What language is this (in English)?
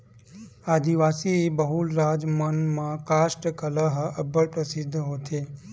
Chhattisgarhi